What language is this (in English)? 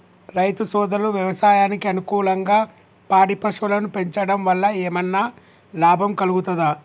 Telugu